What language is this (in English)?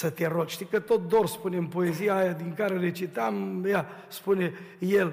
Romanian